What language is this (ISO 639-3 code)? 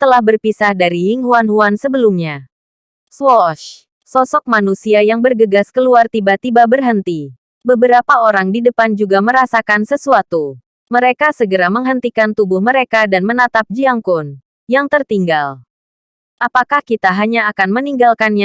ind